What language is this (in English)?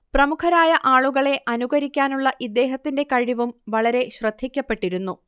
Malayalam